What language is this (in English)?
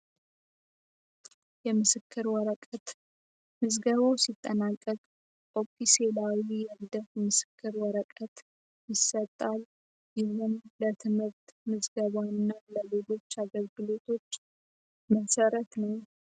Amharic